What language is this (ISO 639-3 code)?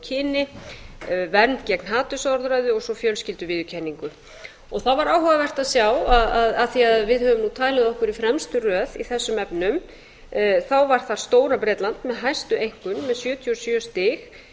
isl